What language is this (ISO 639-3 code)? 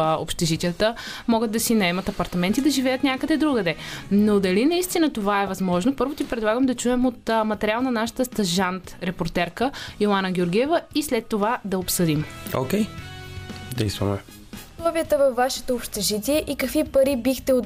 bul